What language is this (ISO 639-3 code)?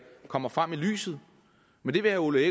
dan